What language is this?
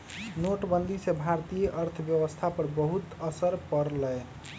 Magahi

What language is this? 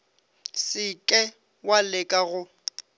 Northern Sotho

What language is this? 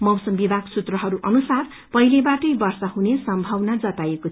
Nepali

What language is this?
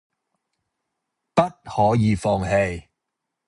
Cantonese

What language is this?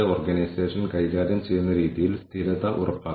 Malayalam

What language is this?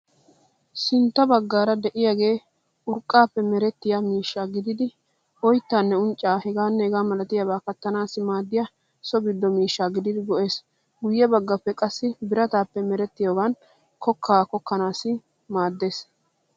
Wolaytta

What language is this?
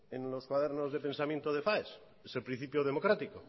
Spanish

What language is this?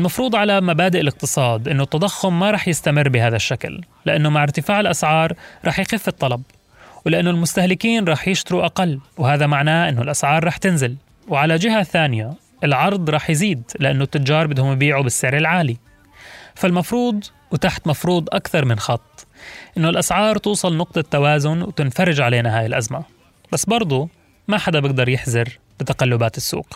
Arabic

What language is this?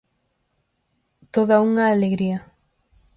Galician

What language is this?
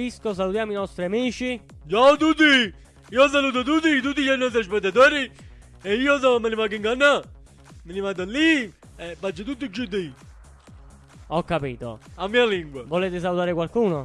Italian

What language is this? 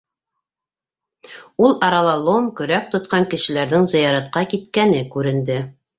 Bashkir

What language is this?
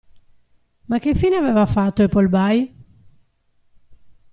Italian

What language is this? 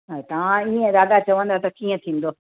Sindhi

